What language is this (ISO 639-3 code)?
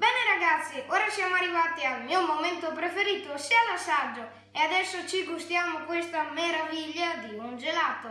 ita